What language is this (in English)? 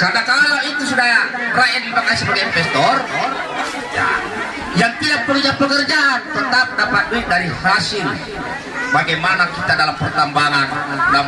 Indonesian